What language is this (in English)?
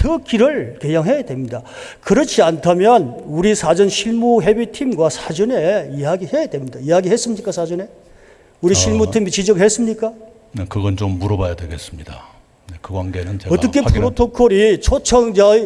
Korean